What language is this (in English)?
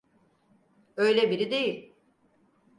Turkish